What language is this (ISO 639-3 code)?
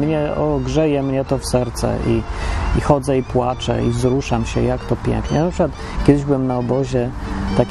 pol